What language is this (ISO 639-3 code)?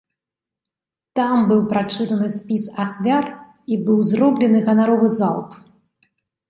bel